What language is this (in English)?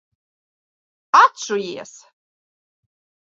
Latvian